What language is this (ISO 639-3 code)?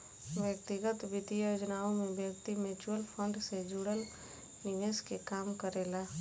bho